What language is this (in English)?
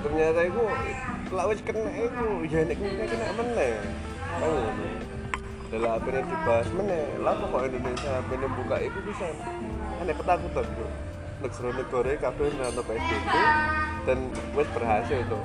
Indonesian